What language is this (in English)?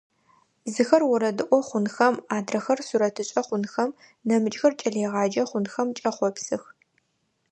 Adyghe